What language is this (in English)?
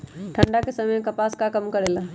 Magahi